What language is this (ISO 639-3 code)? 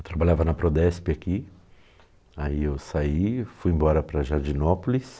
por